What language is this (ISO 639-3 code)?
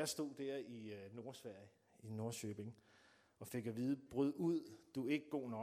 dan